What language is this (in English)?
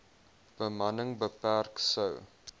Afrikaans